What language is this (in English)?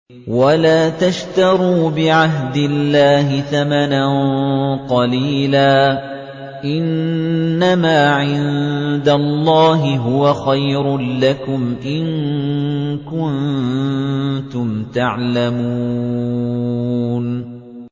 Arabic